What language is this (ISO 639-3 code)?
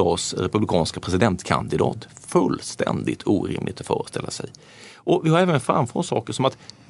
swe